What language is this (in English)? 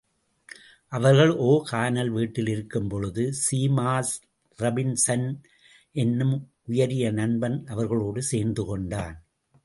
Tamil